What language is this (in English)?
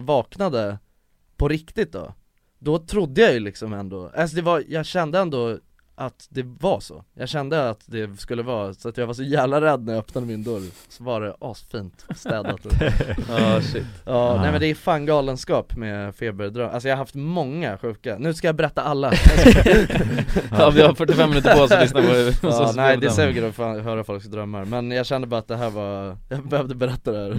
Swedish